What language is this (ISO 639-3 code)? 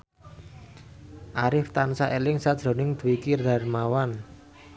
jav